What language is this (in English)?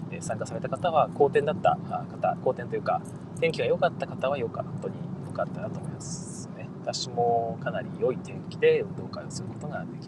Japanese